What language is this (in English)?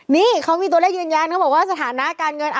Thai